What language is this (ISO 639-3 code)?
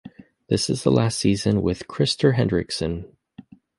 eng